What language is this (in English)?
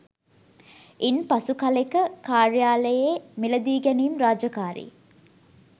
Sinhala